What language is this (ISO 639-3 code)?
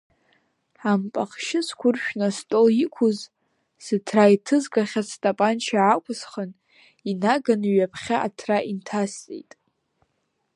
abk